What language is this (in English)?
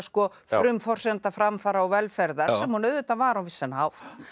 Icelandic